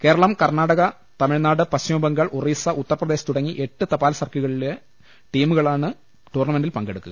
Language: Malayalam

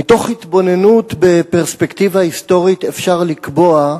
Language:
Hebrew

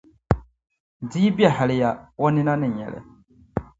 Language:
Dagbani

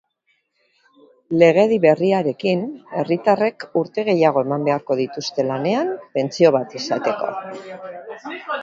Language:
Basque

